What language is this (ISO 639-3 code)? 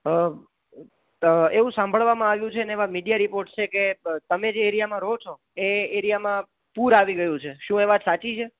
guj